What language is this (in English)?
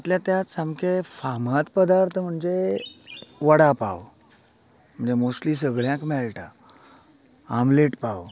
Konkani